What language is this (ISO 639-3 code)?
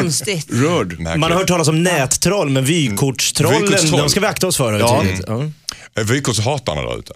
swe